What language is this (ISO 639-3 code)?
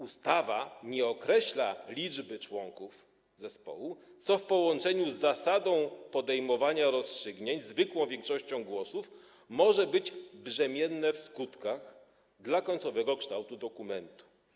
pol